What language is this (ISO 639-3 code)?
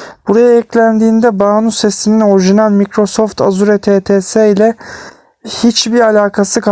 tur